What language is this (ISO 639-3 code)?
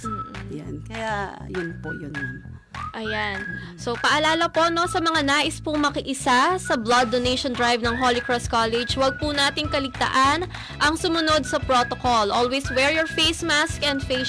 fil